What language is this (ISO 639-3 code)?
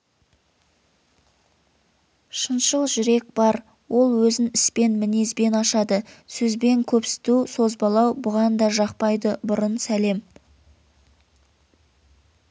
kaz